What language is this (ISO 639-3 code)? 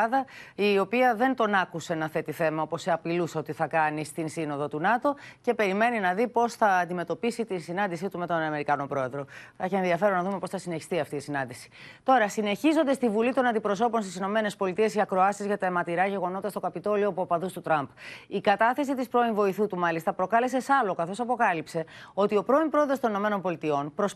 ell